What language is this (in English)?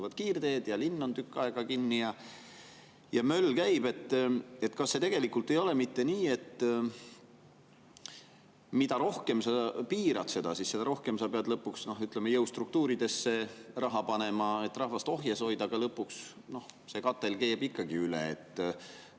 Estonian